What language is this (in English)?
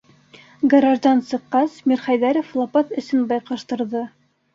Bashkir